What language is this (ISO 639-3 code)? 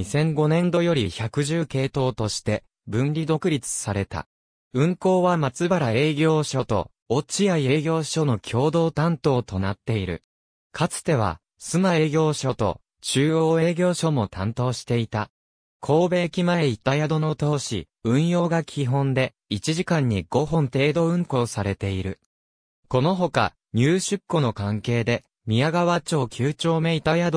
jpn